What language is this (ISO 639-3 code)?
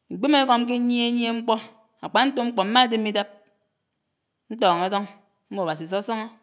anw